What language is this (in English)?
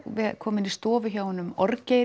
Icelandic